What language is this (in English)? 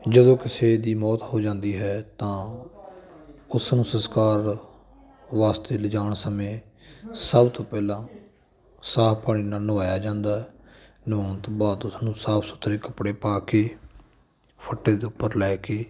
Punjabi